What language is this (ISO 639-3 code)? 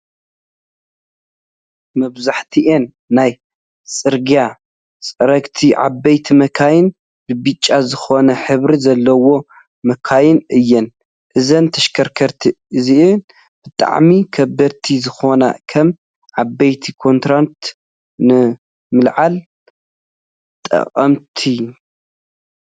tir